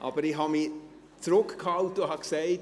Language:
Swiss German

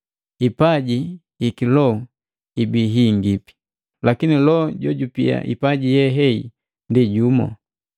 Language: Matengo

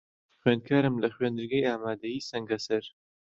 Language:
Central Kurdish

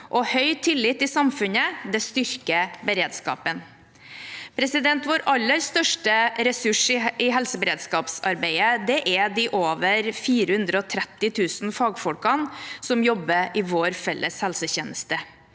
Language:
Norwegian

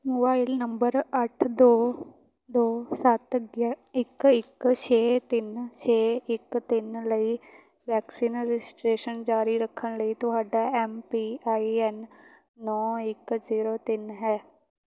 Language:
Punjabi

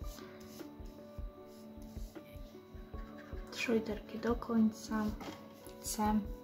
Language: Polish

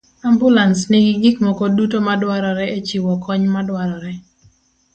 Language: Luo (Kenya and Tanzania)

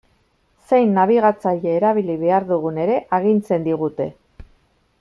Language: Basque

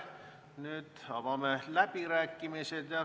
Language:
Estonian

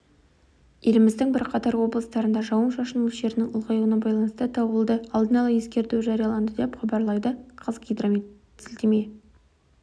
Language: Kazakh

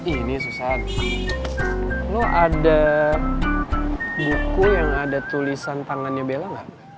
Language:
Indonesian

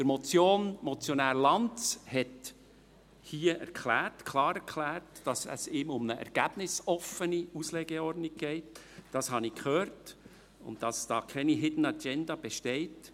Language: Swiss German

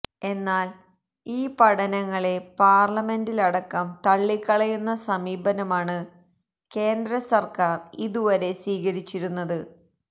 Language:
Malayalam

